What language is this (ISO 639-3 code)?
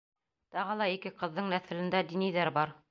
bak